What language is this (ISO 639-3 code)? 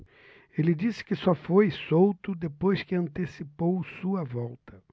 por